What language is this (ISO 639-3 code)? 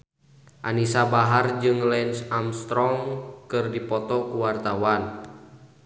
sun